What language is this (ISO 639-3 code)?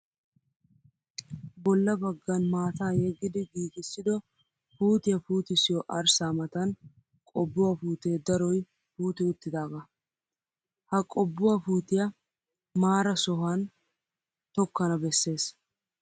wal